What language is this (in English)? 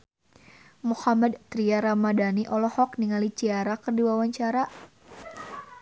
Sundanese